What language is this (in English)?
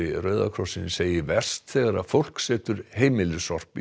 Icelandic